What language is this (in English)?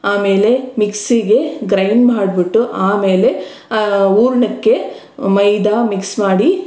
Kannada